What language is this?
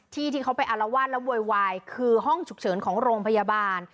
Thai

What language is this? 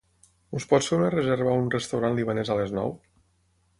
Catalan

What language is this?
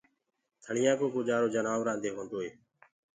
Gurgula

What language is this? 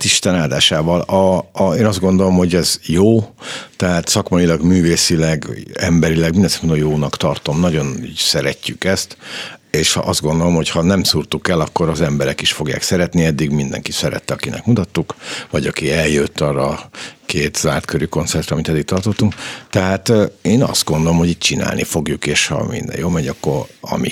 Hungarian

